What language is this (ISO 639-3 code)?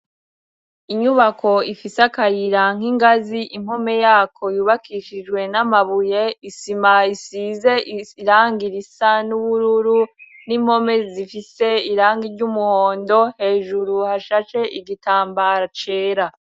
run